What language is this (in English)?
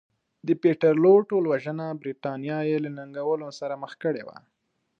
Pashto